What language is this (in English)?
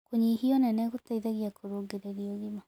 Kikuyu